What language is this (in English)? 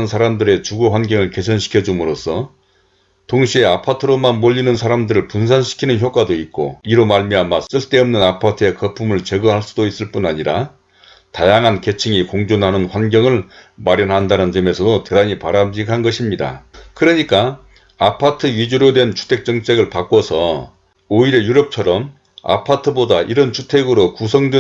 Korean